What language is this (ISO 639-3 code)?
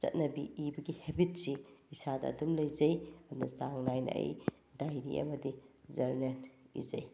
mni